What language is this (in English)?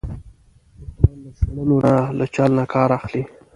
Pashto